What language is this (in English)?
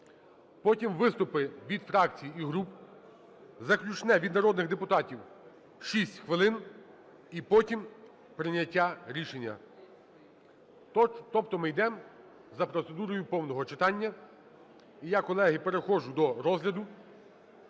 Ukrainian